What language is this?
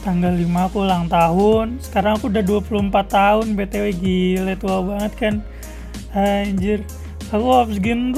Indonesian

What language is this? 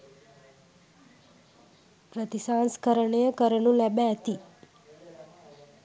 Sinhala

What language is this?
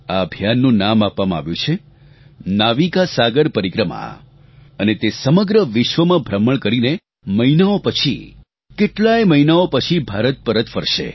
Gujarati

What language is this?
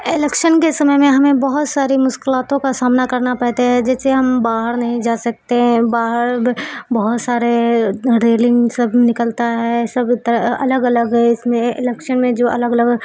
Urdu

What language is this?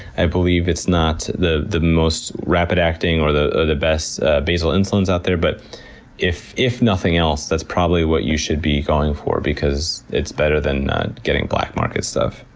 English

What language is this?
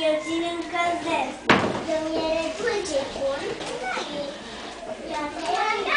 Romanian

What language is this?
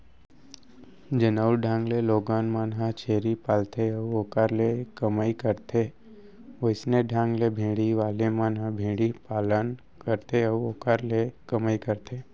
Chhattisgarhi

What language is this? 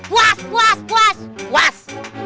Indonesian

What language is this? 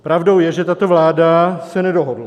Czech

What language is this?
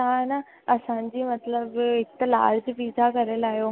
Sindhi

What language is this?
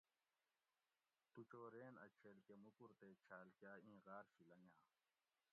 Gawri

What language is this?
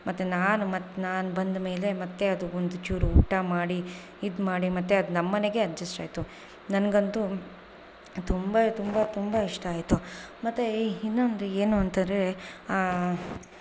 Kannada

